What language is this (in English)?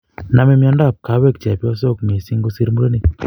Kalenjin